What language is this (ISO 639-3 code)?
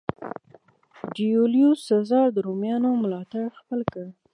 pus